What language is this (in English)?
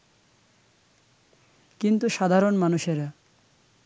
Bangla